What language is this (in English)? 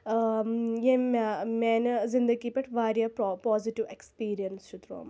Kashmiri